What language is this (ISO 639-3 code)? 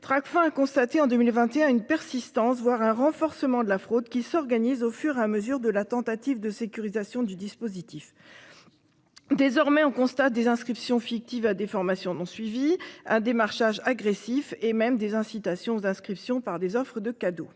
fra